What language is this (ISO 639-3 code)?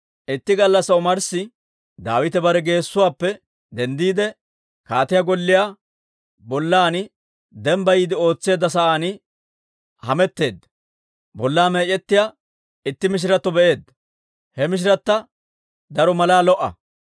dwr